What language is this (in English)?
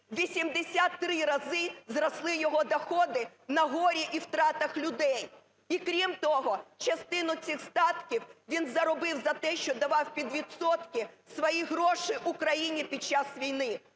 Ukrainian